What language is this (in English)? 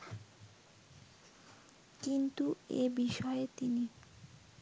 Bangla